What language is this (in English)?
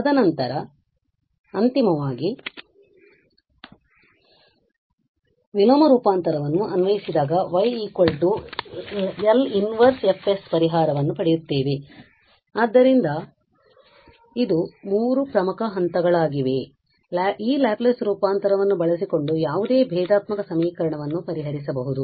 Kannada